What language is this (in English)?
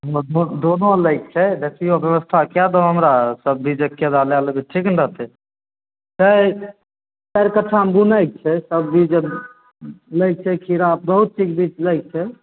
Maithili